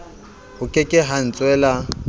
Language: Southern Sotho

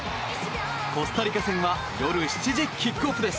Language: Japanese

